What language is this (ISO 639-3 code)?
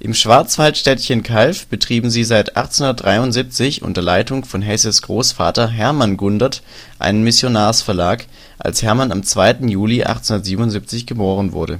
deu